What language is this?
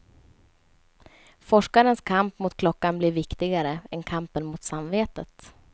Swedish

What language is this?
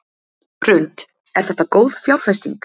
Icelandic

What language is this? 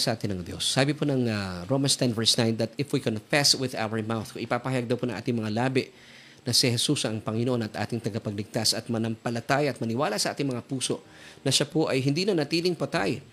Filipino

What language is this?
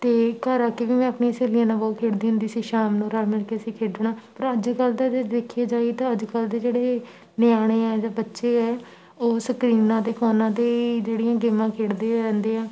Punjabi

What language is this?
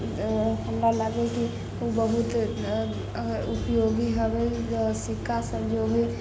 Maithili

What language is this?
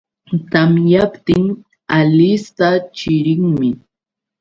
Yauyos Quechua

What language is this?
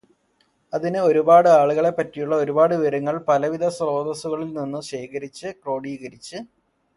Malayalam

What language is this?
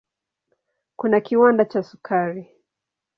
Swahili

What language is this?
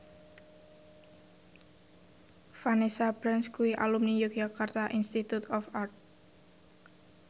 Javanese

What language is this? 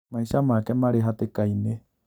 Kikuyu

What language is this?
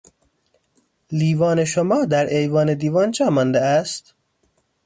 Persian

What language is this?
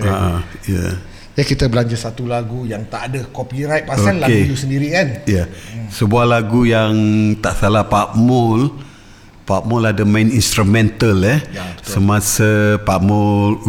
Malay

